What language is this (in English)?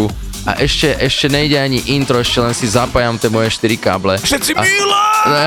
Slovak